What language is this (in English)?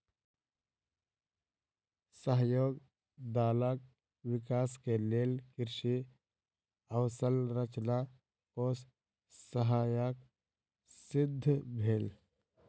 Maithili